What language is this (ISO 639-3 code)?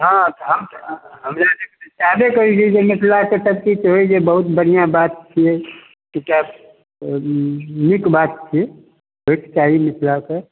mai